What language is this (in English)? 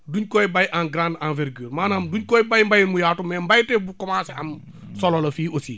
Wolof